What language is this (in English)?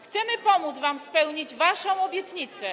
Polish